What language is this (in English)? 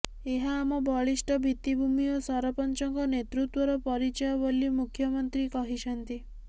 Odia